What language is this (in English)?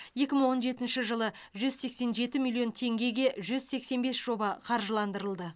Kazakh